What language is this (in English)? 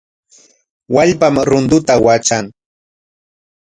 Corongo Ancash Quechua